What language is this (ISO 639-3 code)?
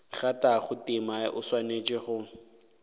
nso